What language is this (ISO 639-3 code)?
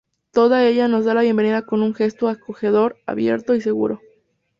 spa